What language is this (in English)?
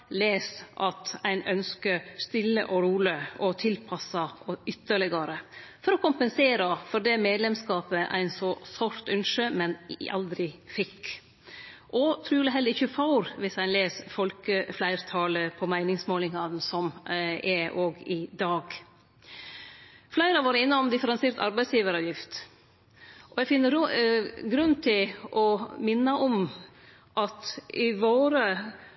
Norwegian Nynorsk